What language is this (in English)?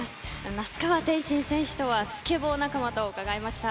Japanese